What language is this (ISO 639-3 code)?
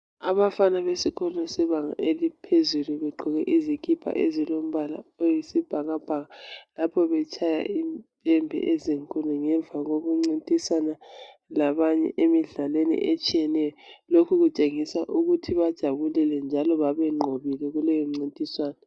nde